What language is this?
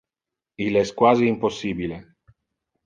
Interlingua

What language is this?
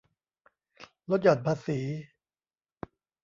Thai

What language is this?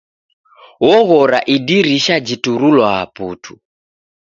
Taita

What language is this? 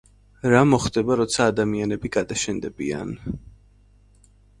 Georgian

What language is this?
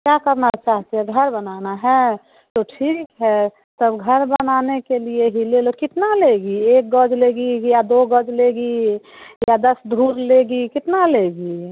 Hindi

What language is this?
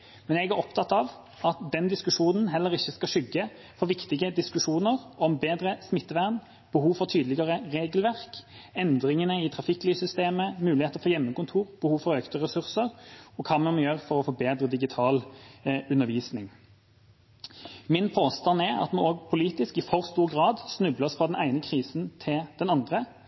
Norwegian Bokmål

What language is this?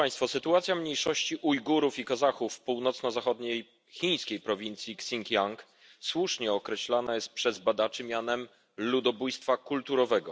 Polish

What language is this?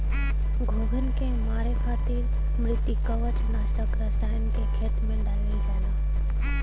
Bhojpuri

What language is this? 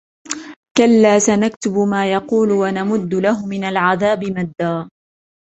Arabic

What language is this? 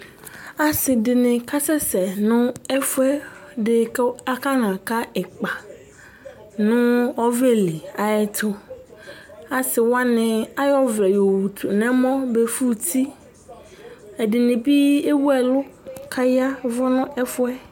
Ikposo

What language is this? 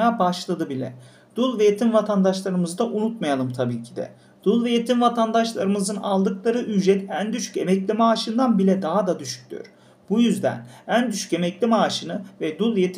Turkish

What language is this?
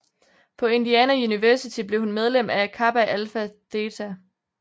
Danish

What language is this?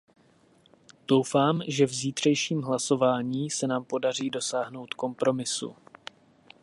Czech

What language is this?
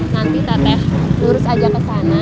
Indonesian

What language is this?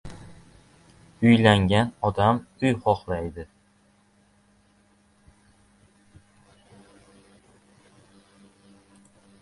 Uzbek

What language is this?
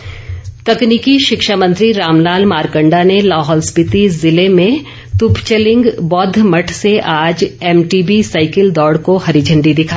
Hindi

